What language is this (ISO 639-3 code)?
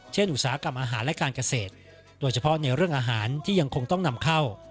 tha